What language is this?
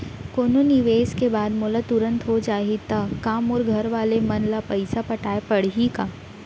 Chhattisgarhi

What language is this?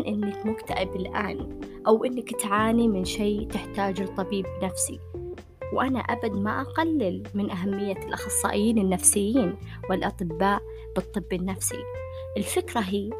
Arabic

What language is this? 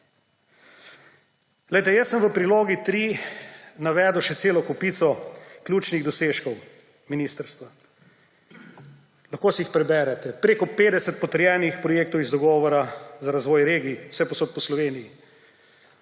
Slovenian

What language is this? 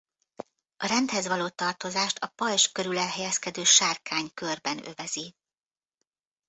Hungarian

